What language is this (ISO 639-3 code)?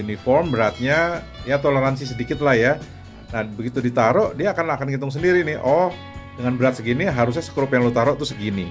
ind